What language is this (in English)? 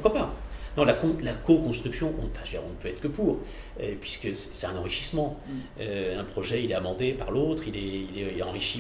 French